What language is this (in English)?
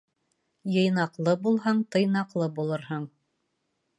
Bashkir